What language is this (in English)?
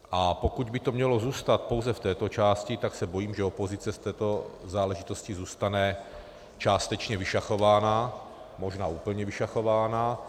Czech